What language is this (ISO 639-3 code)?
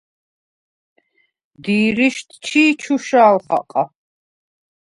sva